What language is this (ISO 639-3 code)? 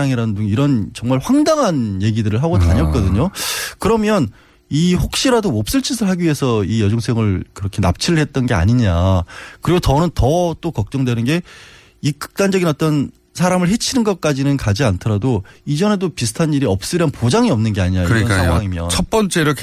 kor